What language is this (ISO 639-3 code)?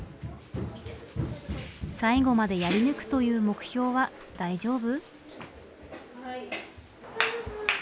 jpn